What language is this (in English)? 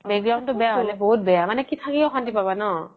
Assamese